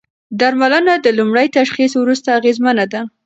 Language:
Pashto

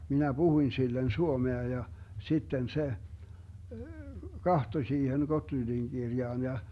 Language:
Finnish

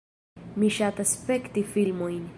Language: Esperanto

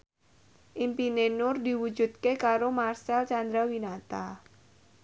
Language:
Javanese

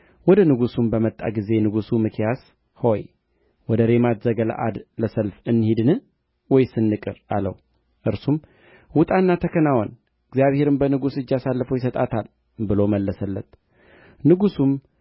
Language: Amharic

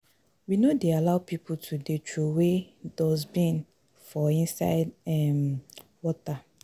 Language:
Nigerian Pidgin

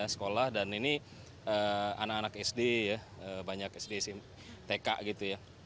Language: Indonesian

